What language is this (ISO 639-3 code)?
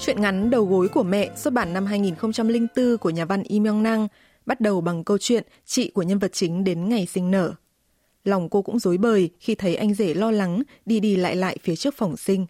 vie